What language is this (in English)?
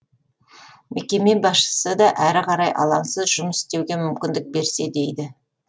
Kazakh